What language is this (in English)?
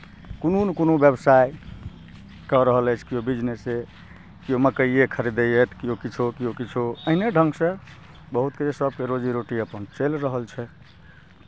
Maithili